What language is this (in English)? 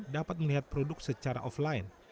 Indonesian